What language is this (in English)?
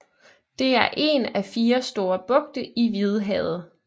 Danish